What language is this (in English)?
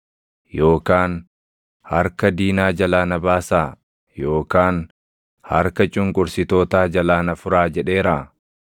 Oromo